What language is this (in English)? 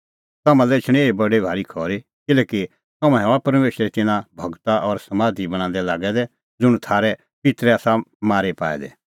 Kullu Pahari